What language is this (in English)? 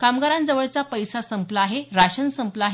Marathi